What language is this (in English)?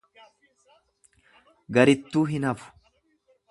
Oromo